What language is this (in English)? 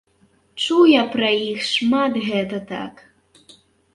Belarusian